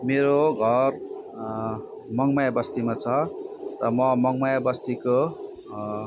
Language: Nepali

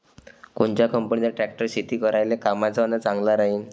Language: Marathi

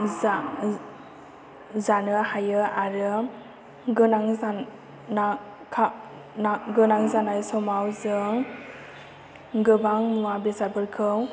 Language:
Bodo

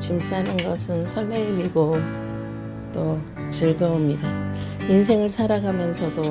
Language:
Korean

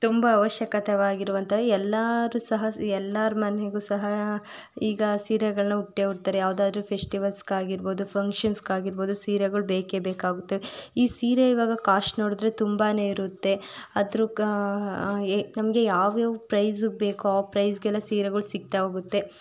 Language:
Kannada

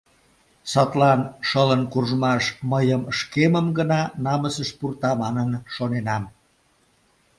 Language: Mari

